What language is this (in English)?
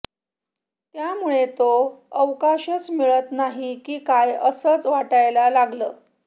Marathi